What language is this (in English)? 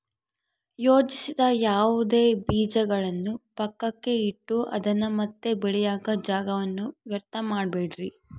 Kannada